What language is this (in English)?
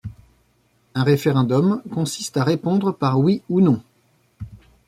French